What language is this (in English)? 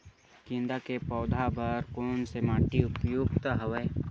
Chhattisgarhi